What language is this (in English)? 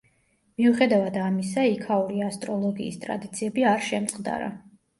Georgian